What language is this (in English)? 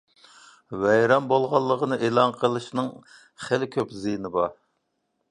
Uyghur